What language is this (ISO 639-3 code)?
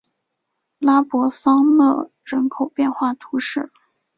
zho